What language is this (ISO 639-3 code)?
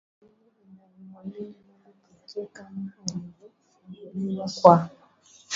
swa